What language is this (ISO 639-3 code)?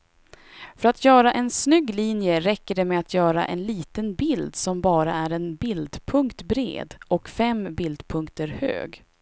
swe